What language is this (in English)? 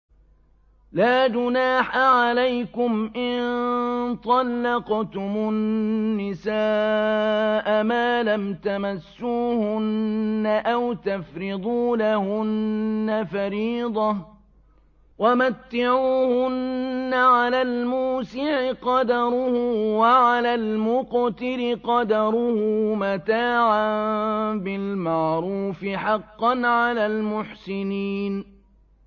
Arabic